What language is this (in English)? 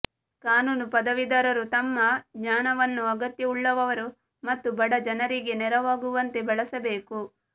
Kannada